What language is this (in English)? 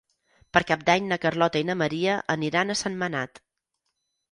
Catalan